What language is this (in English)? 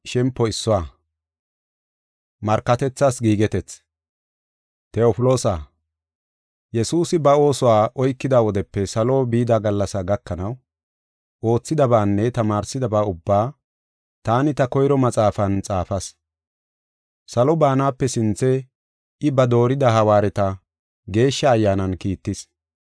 Gofa